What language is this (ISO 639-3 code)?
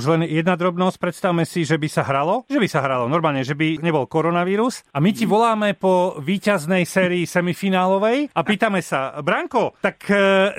slk